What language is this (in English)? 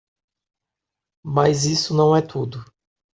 Portuguese